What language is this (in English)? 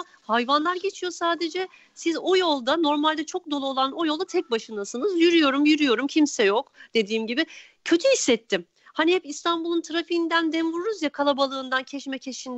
Turkish